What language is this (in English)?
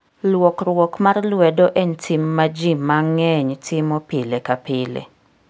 Luo (Kenya and Tanzania)